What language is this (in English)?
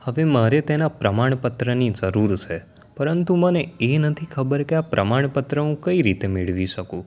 Gujarati